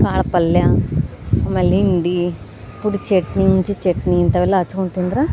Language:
Kannada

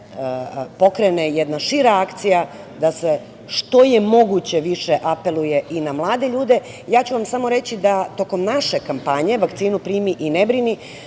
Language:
Serbian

